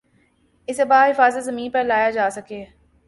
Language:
Urdu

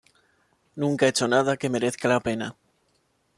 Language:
Spanish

